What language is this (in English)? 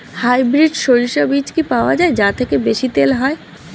Bangla